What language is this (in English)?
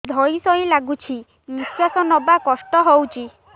Odia